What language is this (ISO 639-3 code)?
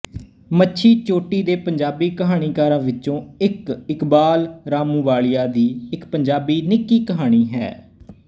pan